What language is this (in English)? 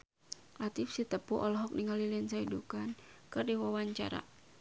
Sundanese